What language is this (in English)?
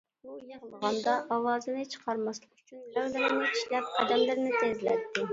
Uyghur